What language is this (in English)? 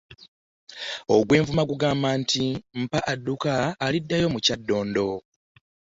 Ganda